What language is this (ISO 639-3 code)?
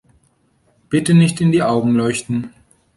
deu